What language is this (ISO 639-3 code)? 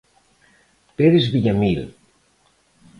glg